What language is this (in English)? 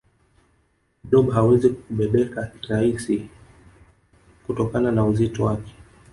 Swahili